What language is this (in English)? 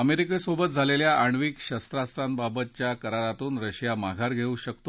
Marathi